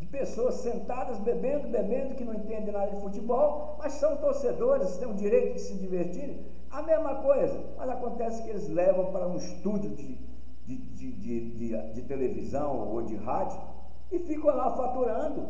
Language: Portuguese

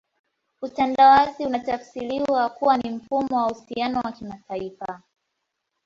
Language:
Swahili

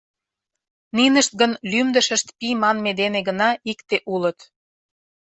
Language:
Mari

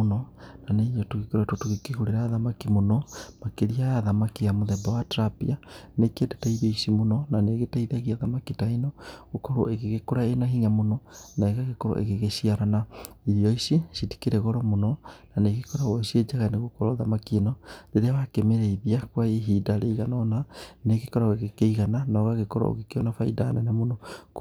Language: Kikuyu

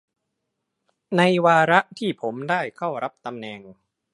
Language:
Thai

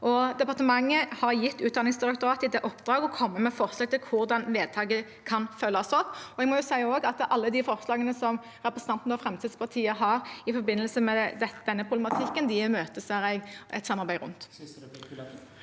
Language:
Norwegian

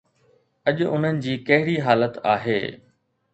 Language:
Sindhi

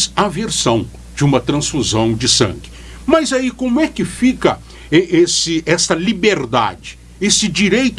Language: Portuguese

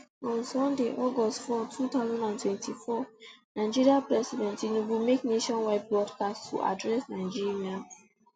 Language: Nigerian Pidgin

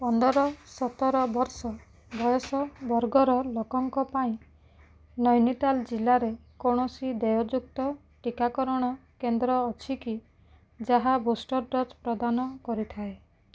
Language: Odia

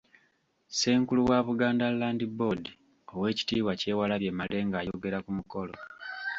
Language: Ganda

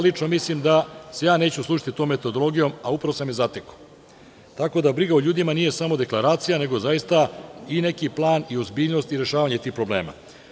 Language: Serbian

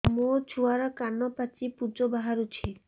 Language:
Odia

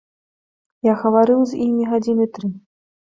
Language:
Belarusian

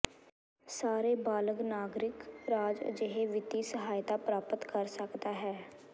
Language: Punjabi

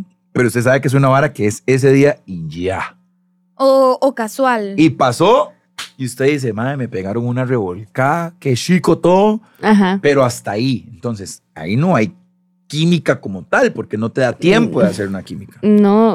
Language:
Spanish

